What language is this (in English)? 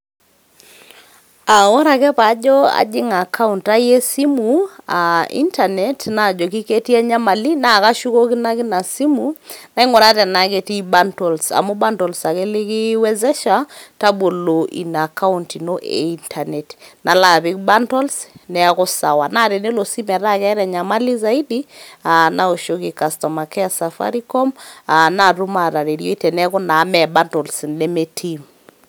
Masai